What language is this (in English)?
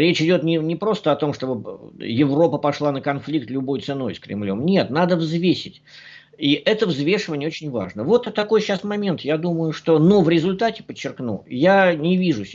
Russian